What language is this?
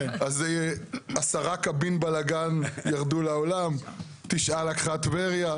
Hebrew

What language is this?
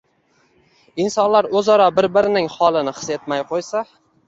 Uzbek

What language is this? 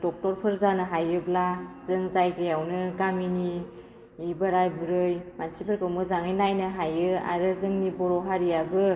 Bodo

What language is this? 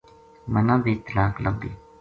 Gujari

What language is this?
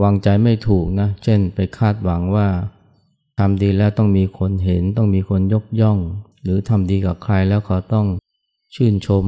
Thai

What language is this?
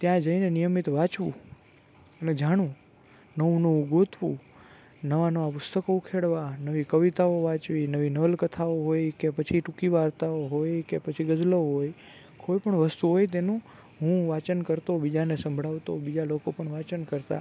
Gujarati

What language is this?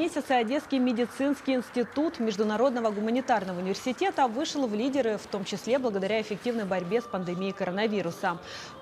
Russian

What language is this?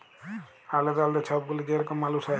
Bangla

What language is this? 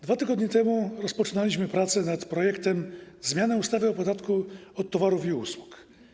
Polish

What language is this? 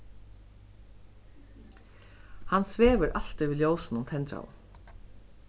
Faroese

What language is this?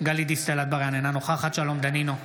Hebrew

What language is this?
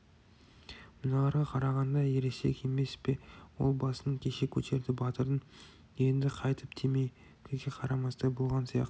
Kazakh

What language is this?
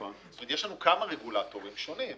Hebrew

